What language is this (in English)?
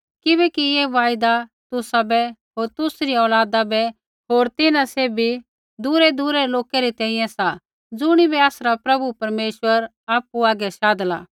Kullu Pahari